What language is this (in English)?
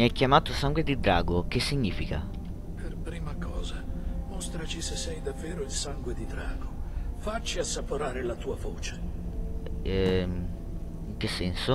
Italian